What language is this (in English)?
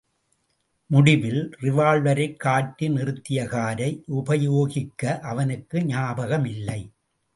Tamil